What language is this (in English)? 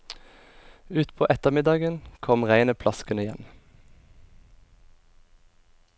Norwegian